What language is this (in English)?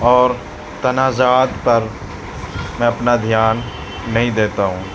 Urdu